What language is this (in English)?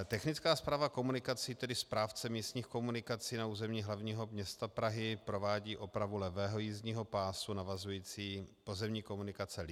Czech